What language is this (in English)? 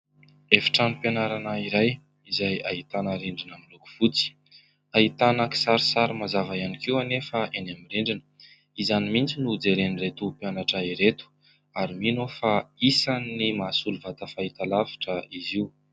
Malagasy